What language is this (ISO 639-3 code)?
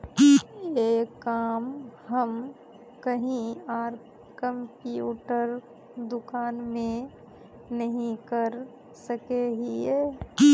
mag